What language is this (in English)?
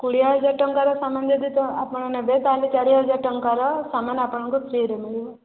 Odia